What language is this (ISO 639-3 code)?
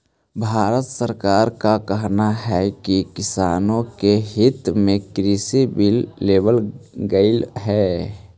mag